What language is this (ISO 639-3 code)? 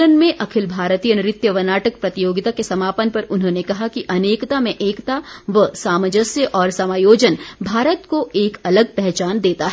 hin